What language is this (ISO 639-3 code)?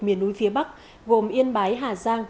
vie